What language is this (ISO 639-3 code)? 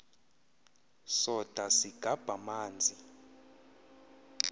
xho